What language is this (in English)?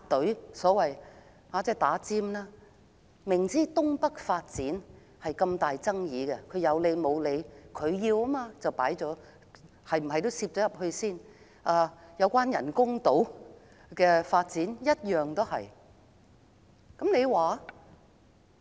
Cantonese